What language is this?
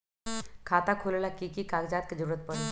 Magahi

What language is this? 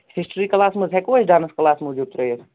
Kashmiri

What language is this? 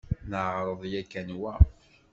Kabyle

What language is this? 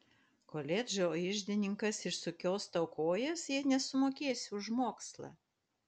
Lithuanian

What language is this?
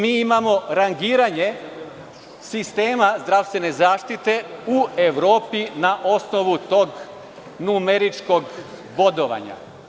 Serbian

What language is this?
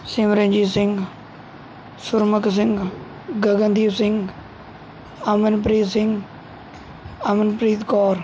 Punjabi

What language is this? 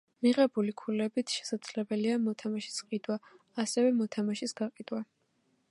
Georgian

